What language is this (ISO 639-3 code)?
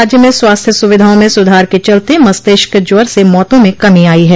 hin